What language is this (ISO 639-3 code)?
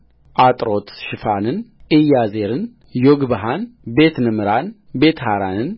amh